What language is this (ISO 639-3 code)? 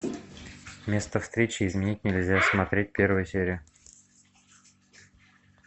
rus